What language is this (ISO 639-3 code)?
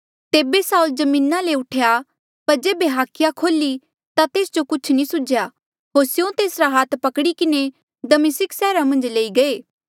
mjl